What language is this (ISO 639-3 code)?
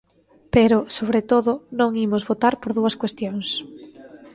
glg